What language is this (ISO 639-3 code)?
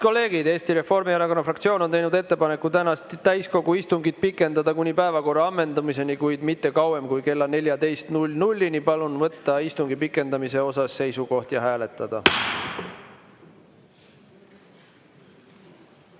est